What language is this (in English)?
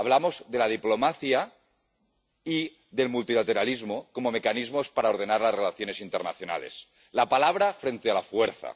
Spanish